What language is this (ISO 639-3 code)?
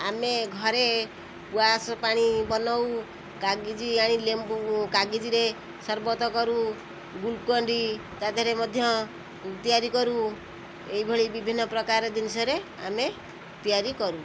ori